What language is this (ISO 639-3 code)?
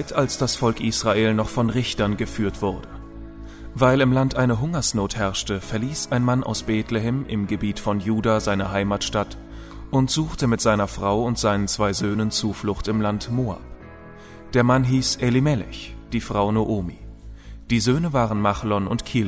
deu